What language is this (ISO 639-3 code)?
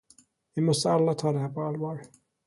swe